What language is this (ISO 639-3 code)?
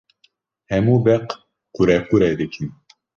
kur